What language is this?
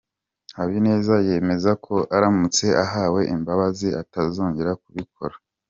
Kinyarwanda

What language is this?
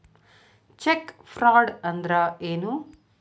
Kannada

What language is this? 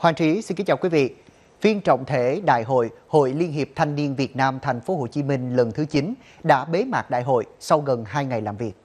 Vietnamese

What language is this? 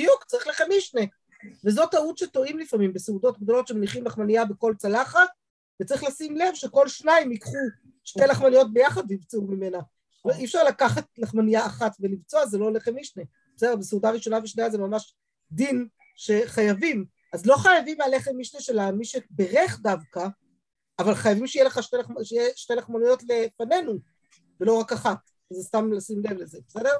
Hebrew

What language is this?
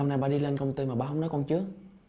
Vietnamese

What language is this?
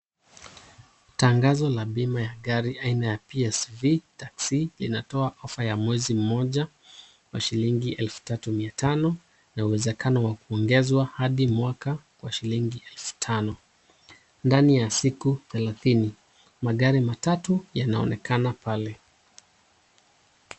Swahili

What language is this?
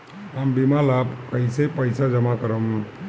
Bhojpuri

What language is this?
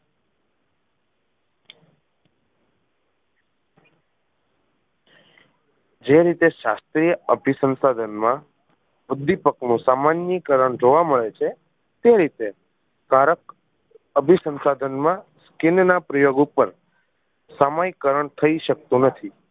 Gujarati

